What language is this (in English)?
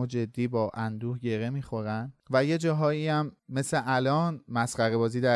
Persian